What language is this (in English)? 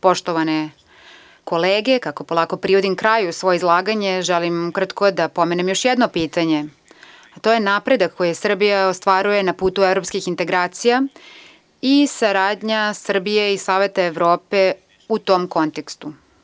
Serbian